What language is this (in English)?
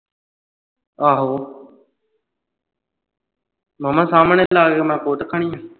Punjabi